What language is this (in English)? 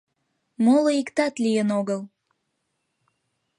Mari